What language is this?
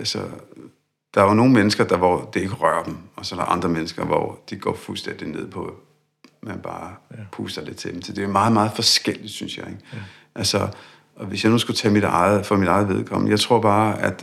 Danish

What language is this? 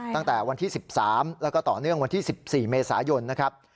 Thai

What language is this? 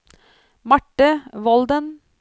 Norwegian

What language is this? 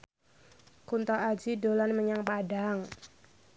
Javanese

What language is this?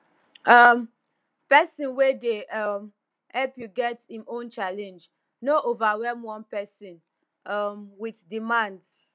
Nigerian Pidgin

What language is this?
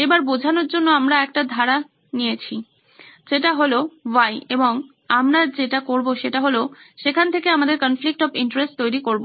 Bangla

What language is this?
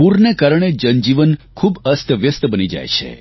Gujarati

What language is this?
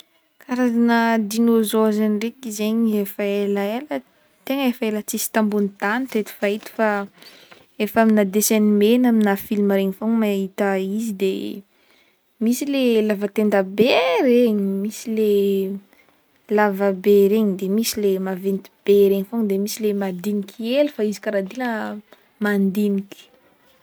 Northern Betsimisaraka Malagasy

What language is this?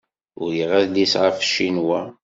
Kabyle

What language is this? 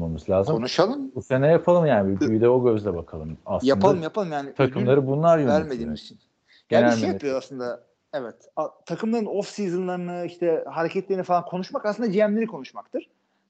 Turkish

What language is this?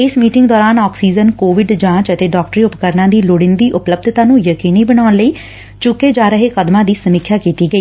Punjabi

